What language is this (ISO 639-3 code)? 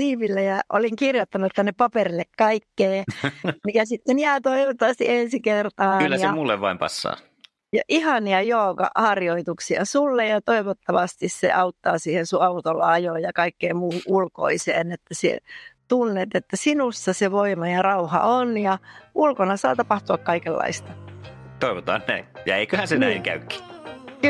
fin